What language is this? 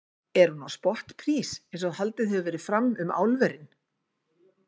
Icelandic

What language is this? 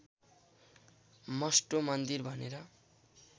Nepali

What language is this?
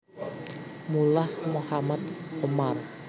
Javanese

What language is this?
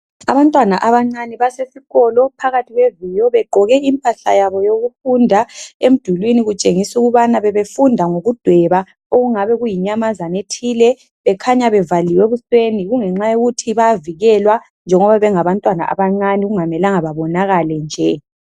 North Ndebele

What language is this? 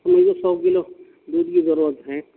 Urdu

